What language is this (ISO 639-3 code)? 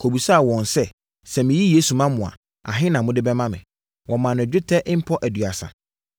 aka